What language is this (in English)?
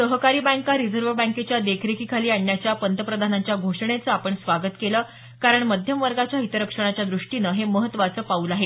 Marathi